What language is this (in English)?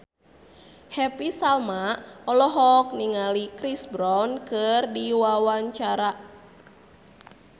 Sundanese